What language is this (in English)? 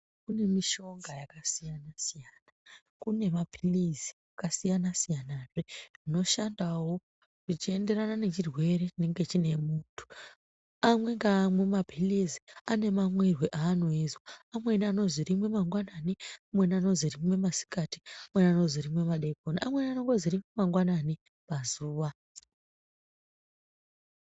Ndau